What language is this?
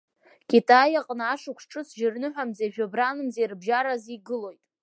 Abkhazian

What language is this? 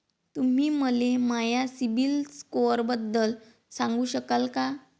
Marathi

